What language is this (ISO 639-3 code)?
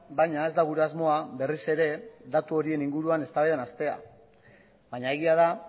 eus